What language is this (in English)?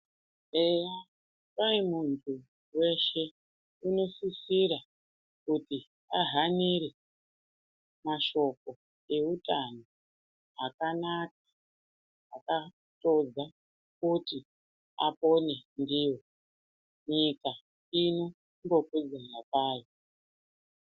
Ndau